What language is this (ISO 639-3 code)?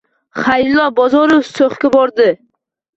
uzb